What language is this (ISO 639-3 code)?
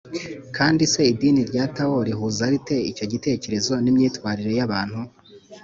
kin